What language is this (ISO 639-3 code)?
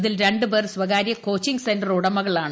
mal